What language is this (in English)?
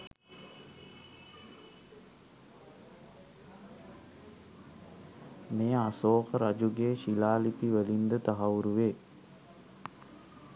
Sinhala